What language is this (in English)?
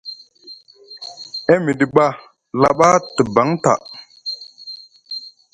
Musgu